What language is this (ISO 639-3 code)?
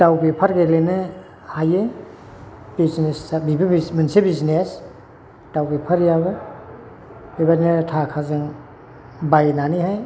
brx